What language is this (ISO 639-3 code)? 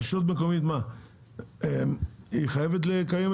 heb